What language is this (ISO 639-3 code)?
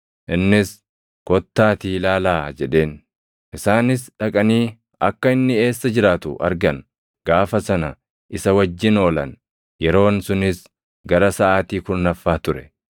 orm